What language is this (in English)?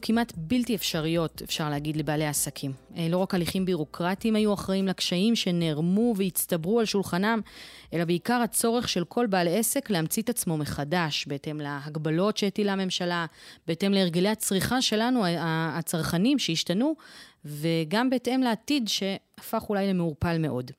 Hebrew